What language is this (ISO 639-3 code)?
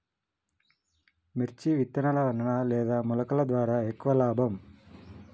tel